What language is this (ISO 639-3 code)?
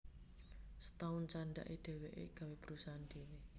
jav